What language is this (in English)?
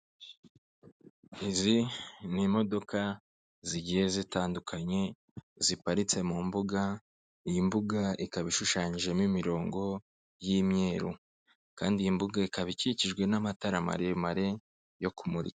Kinyarwanda